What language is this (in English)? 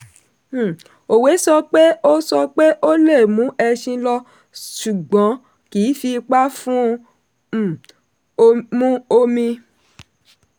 Yoruba